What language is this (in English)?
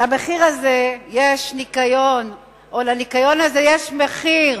Hebrew